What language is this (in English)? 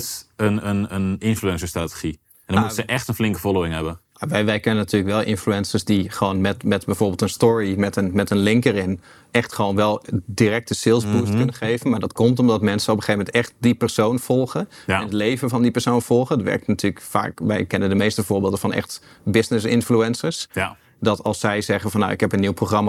Dutch